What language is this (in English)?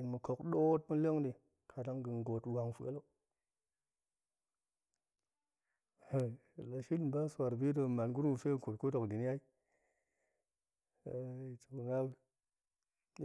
Goemai